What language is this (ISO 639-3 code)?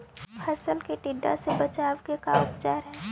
mag